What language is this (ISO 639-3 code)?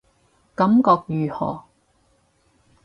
yue